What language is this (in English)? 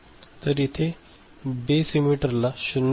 Marathi